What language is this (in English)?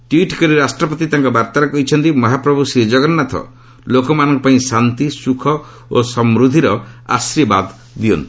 Odia